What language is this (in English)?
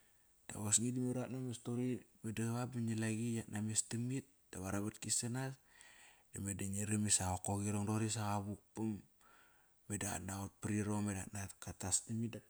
Kairak